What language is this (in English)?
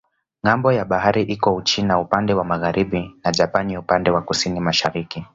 Swahili